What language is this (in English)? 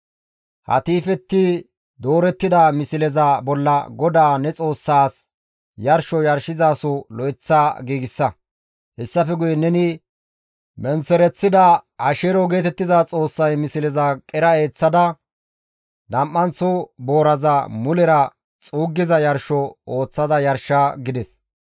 Gamo